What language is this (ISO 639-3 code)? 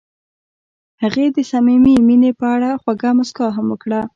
pus